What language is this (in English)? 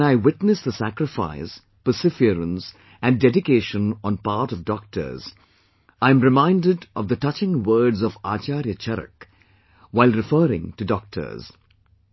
English